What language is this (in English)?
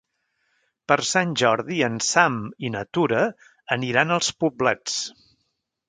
Catalan